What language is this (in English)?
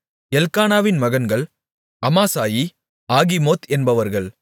Tamil